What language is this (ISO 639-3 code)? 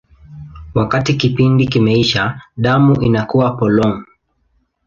swa